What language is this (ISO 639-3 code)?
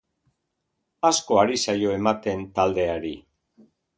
eus